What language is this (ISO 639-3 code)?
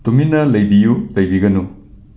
mni